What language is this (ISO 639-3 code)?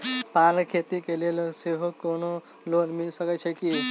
mai